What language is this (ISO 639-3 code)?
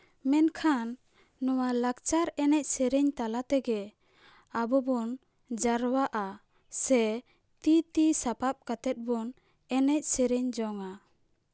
sat